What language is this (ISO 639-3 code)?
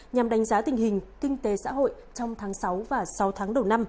vie